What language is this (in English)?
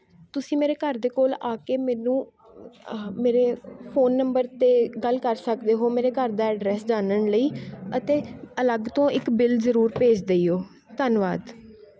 Punjabi